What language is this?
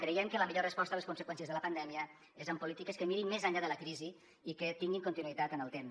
Catalan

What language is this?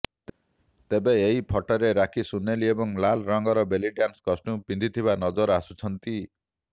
Odia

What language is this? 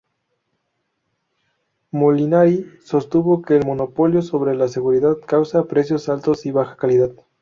Spanish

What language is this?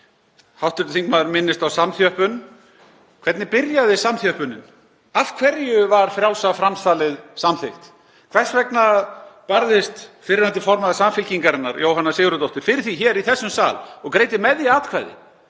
Icelandic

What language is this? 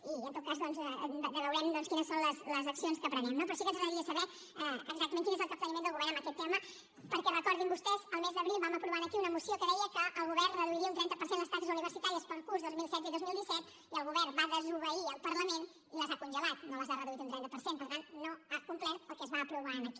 Catalan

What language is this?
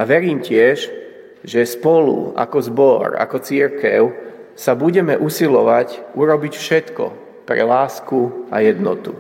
Slovak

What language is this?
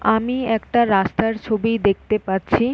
Bangla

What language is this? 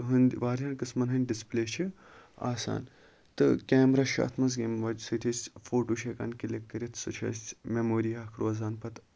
Kashmiri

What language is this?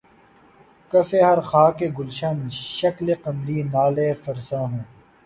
Urdu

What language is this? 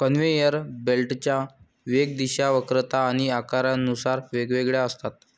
Marathi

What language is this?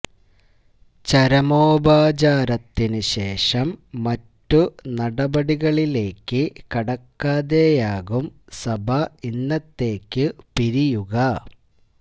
Malayalam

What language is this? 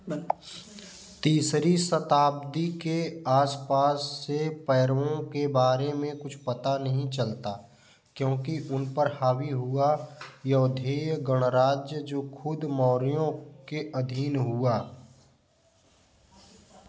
Hindi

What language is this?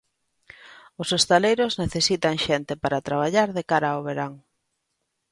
Galician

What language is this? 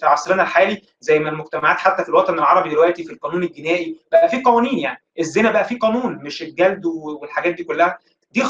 Arabic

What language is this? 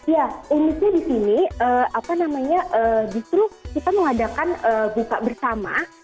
Indonesian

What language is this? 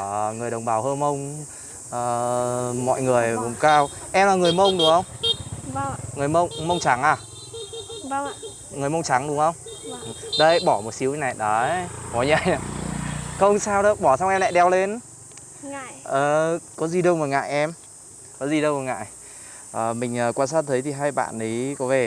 Vietnamese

